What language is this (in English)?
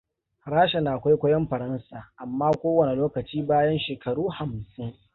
Hausa